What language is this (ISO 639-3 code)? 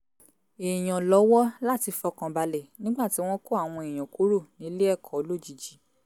yor